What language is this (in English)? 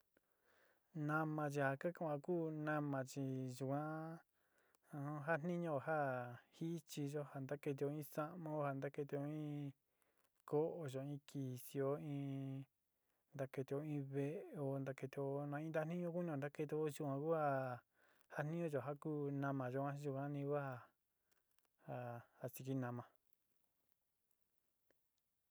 Sinicahua Mixtec